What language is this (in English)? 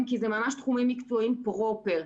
Hebrew